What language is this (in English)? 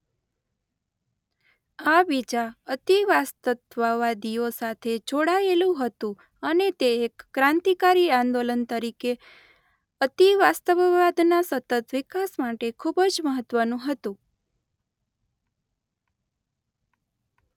Gujarati